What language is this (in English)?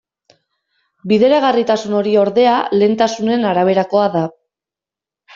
Basque